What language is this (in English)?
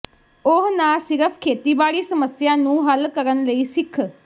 Punjabi